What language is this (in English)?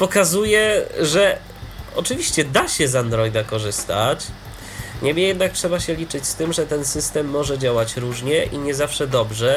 Polish